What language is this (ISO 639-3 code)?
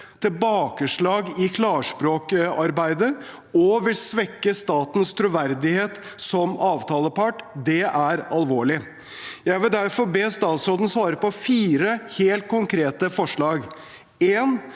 nor